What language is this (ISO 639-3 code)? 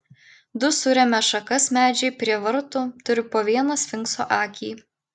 lit